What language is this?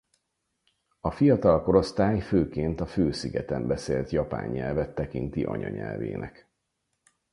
Hungarian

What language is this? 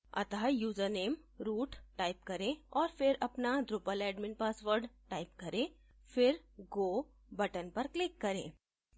Hindi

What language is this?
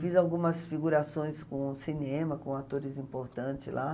Portuguese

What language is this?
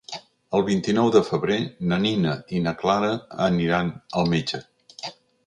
Catalan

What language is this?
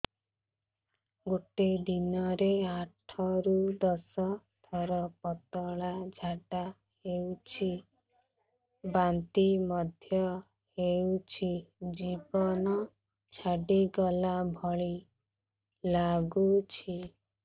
Odia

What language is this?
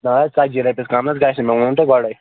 Kashmiri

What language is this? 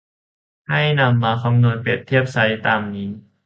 Thai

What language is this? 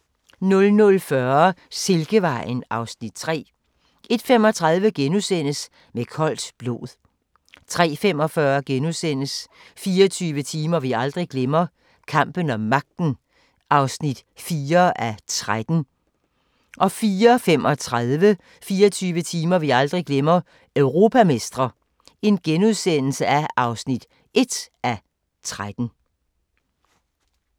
Danish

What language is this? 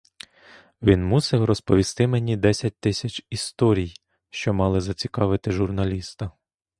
Ukrainian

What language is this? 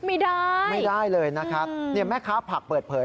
Thai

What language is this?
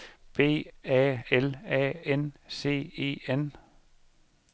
Danish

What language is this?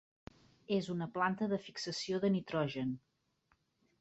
Catalan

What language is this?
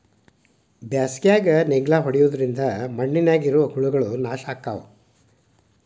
Kannada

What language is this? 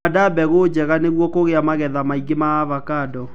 Kikuyu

